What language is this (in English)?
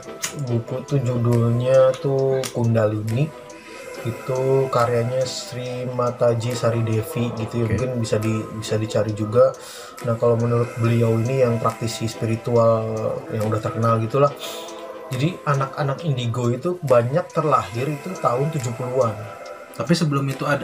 Indonesian